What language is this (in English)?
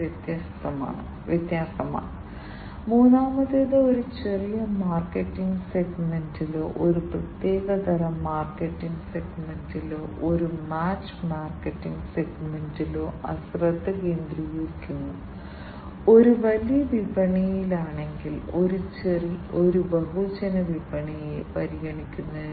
Malayalam